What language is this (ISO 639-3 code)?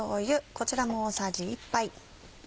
jpn